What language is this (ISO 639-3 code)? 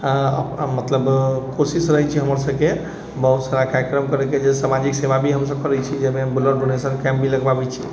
mai